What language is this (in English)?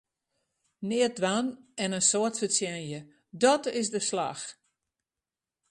Western Frisian